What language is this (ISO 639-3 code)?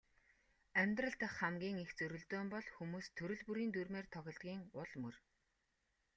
mon